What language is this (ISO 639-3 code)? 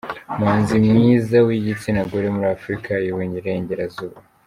kin